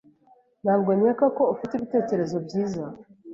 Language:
Kinyarwanda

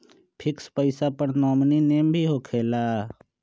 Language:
Magahi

